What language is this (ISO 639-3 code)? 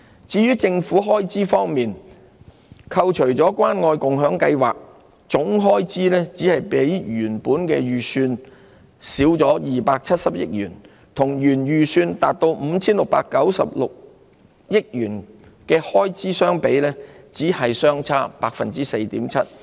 yue